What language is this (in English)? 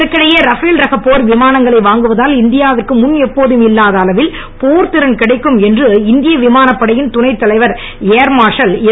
Tamil